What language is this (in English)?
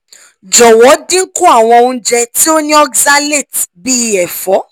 Yoruba